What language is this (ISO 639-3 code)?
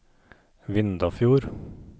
nor